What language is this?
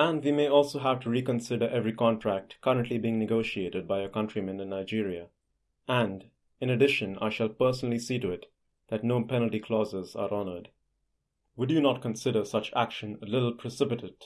English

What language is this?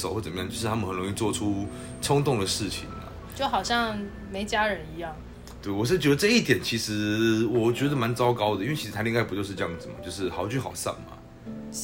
Chinese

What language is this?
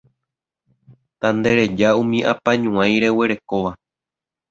Guarani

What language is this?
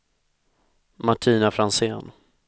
Swedish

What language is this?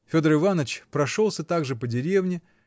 Russian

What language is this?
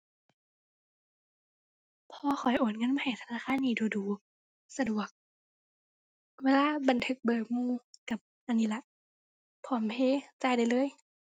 Thai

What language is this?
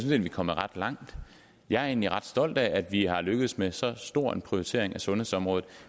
Danish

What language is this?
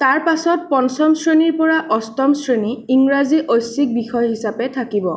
Assamese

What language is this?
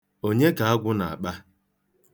Igbo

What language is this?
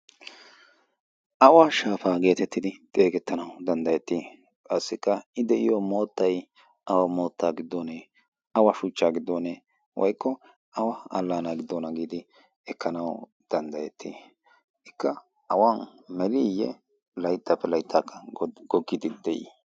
Wolaytta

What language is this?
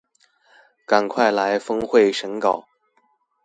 Chinese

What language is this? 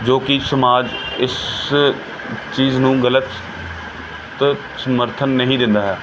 Punjabi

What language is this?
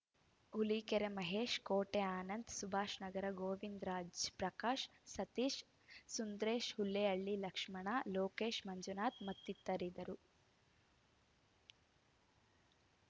Kannada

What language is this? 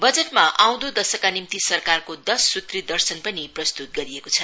Nepali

